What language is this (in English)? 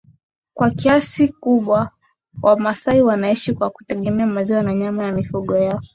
Swahili